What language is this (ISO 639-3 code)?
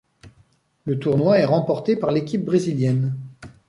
fra